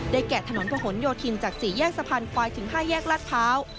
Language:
Thai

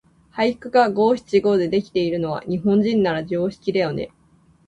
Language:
Japanese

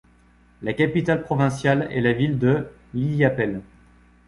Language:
French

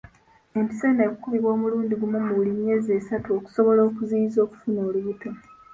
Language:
Ganda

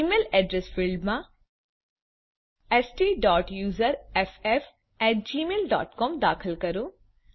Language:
Gujarati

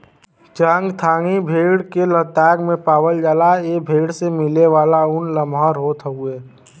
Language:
Bhojpuri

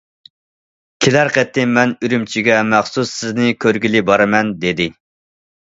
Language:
Uyghur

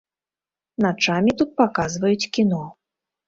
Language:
Belarusian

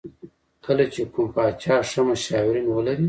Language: Pashto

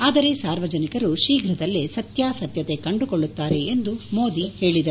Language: Kannada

